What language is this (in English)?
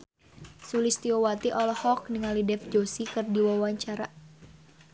Sundanese